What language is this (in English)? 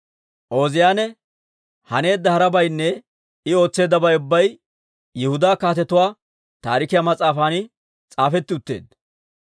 Dawro